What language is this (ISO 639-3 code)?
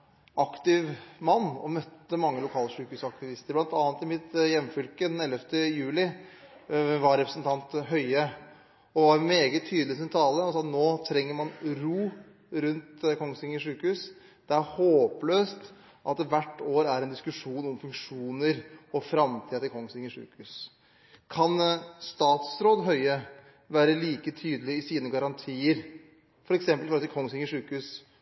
nob